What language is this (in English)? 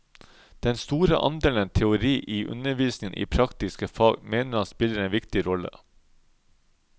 Norwegian